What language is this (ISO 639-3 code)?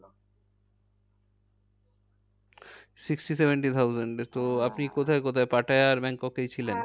ben